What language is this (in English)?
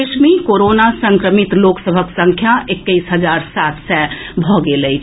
Maithili